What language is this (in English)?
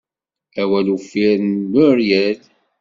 Kabyle